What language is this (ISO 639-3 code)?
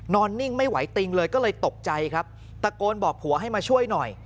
tha